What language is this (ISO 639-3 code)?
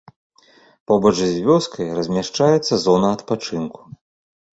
bel